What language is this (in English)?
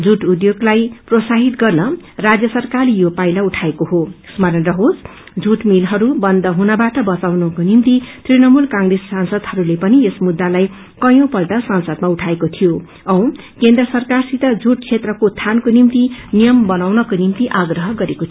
Nepali